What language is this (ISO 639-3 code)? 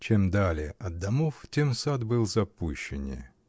rus